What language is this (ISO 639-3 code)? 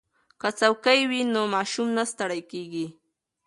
pus